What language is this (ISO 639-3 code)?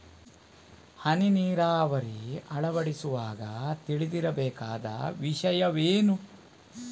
kan